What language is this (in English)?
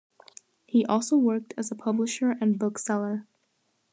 English